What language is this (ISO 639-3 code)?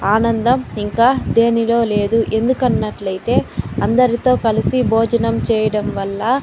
tel